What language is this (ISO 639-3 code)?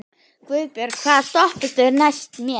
isl